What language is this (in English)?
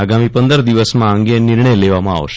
Gujarati